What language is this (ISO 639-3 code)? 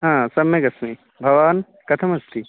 san